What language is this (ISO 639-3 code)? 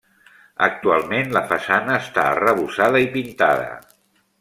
cat